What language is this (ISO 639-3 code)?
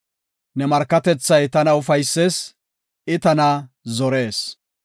gof